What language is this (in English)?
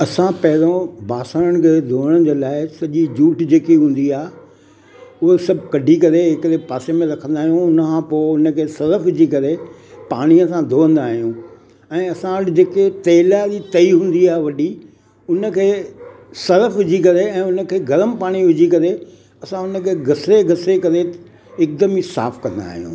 Sindhi